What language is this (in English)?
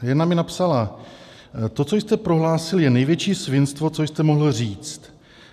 Czech